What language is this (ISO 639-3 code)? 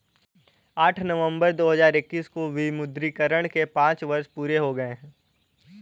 hin